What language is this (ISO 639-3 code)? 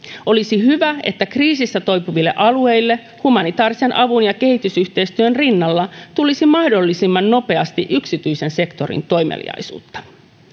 fin